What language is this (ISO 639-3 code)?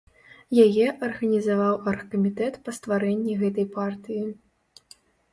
bel